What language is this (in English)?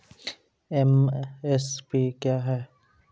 Maithili